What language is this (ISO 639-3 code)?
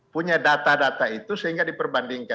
ind